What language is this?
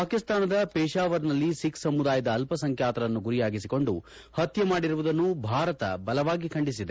Kannada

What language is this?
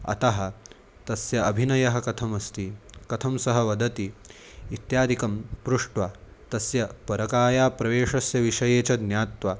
Sanskrit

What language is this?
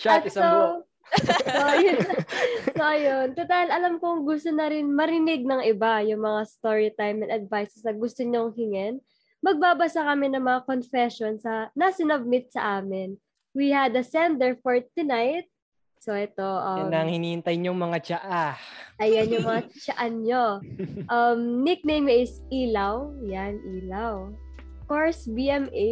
Filipino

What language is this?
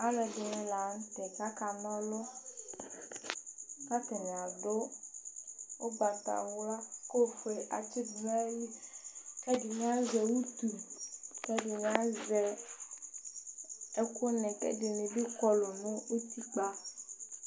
Ikposo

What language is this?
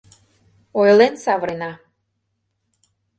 Mari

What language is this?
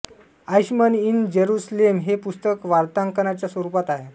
Marathi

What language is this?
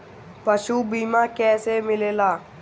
Bhojpuri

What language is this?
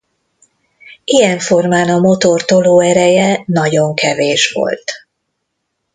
Hungarian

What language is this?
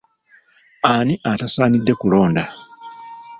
Ganda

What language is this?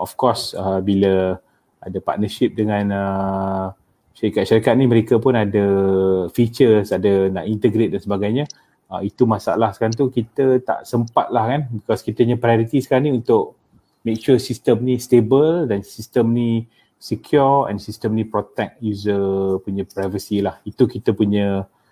Malay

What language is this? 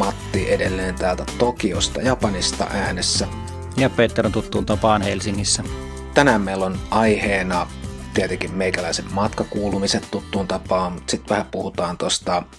Finnish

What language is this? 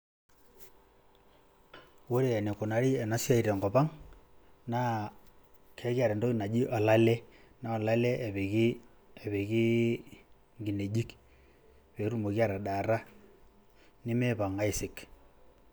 Masai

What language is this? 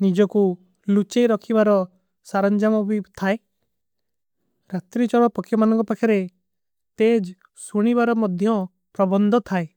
Kui (India)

